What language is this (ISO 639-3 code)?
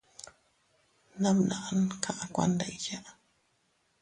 cut